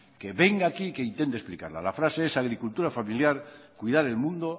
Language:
Spanish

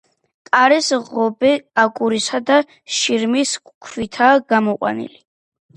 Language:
Georgian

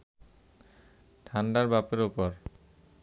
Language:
Bangla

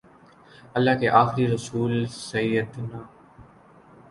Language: Urdu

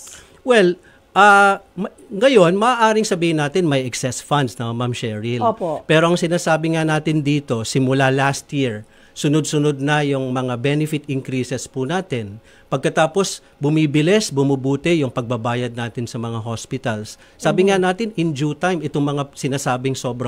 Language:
Filipino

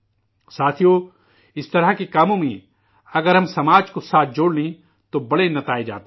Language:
Urdu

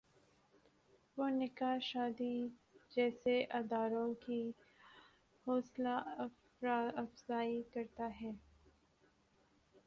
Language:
Urdu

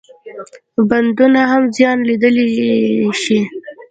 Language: Pashto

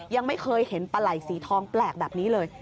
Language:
Thai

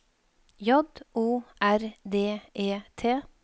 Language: Norwegian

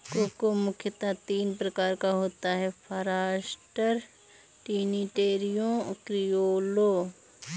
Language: Hindi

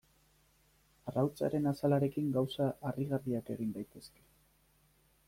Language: Basque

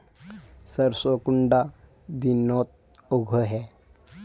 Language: Magahi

